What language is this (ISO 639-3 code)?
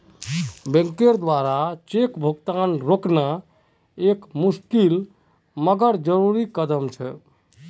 mag